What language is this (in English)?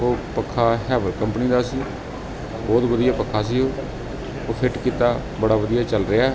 Punjabi